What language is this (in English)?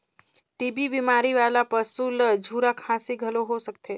Chhattisgarhi